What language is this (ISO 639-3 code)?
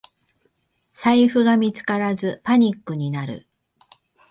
jpn